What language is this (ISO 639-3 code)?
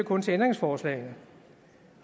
dan